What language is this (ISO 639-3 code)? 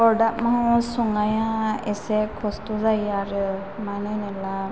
brx